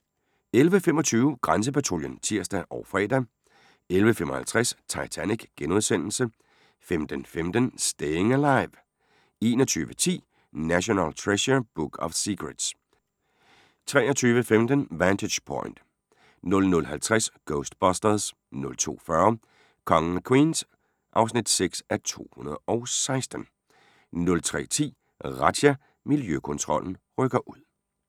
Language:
Danish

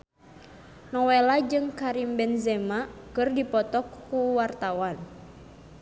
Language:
Sundanese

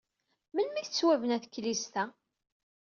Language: Kabyle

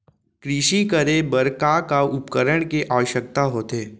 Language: Chhattisgarhi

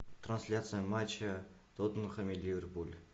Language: Russian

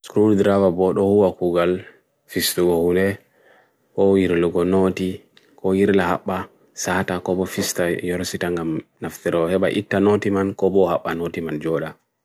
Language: Bagirmi Fulfulde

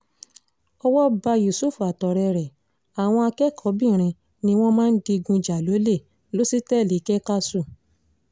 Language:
Yoruba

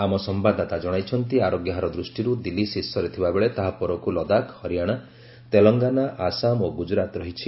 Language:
Odia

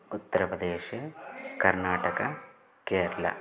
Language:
Sanskrit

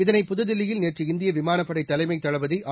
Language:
Tamil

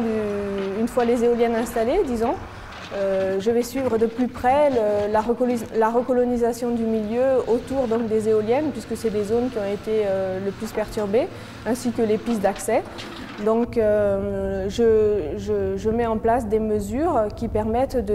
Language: French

